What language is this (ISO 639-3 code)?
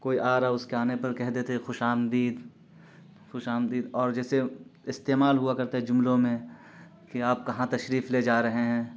urd